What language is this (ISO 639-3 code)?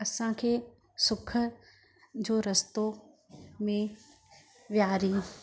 snd